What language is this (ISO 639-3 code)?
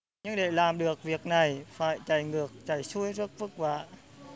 vie